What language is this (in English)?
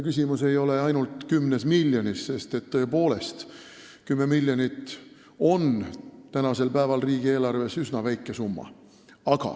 Estonian